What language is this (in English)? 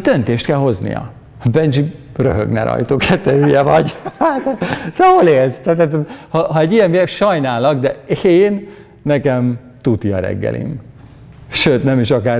Hungarian